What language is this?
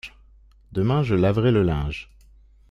French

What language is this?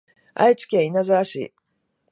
Japanese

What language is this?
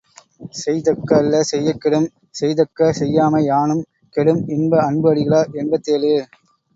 Tamil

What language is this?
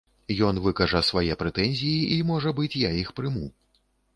Belarusian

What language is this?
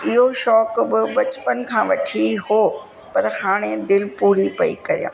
Sindhi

